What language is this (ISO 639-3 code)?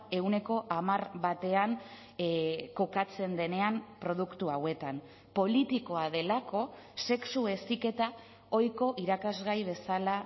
eus